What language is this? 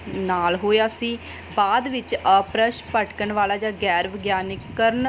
Punjabi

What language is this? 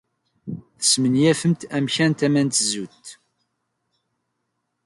Kabyle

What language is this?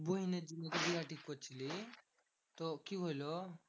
Bangla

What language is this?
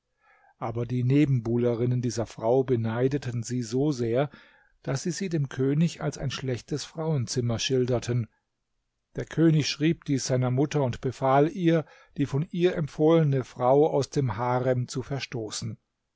German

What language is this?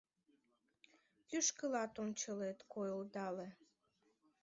Mari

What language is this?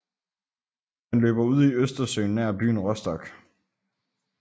Danish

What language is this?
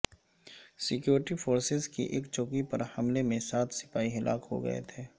Urdu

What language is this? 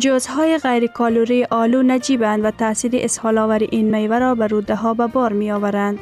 Persian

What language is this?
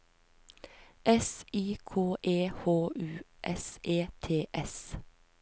Norwegian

